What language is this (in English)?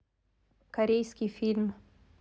Russian